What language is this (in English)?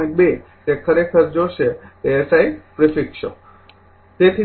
Gujarati